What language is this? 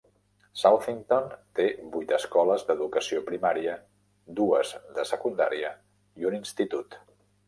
Catalan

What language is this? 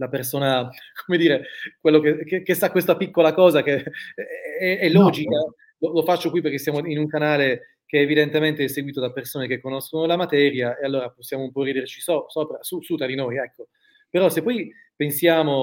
Italian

